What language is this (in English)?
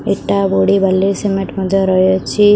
Odia